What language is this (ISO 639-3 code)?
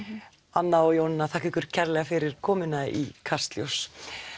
isl